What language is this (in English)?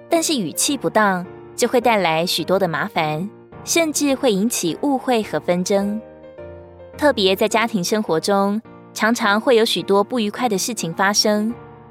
Chinese